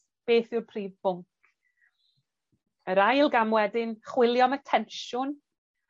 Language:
Welsh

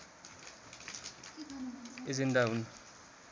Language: Nepali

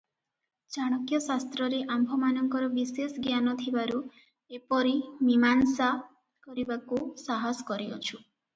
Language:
Odia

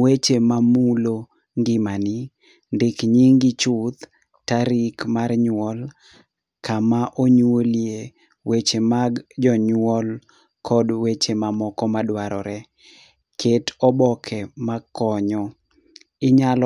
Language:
Luo (Kenya and Tanzania)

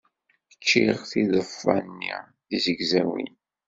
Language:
Kabyle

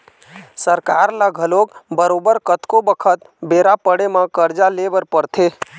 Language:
Chhattisgarhi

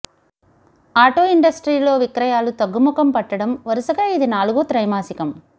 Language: Telugu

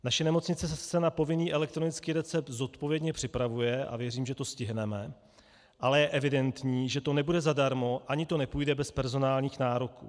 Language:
Czech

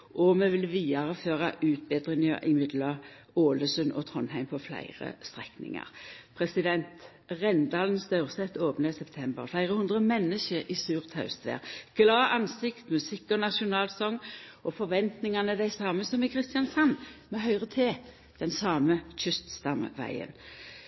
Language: Norwegian Nynorsk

